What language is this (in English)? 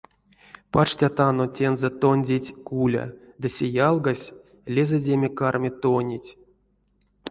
Erzya